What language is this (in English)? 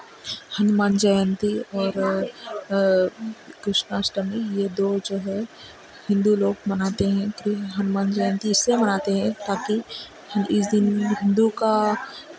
Urdu